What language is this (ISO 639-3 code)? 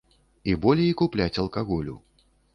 bel